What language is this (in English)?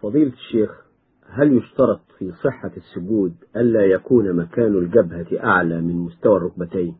Arabic